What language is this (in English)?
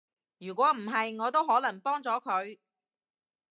Cantonese